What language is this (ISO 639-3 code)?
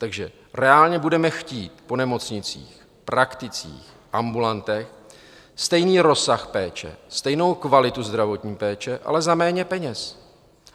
ces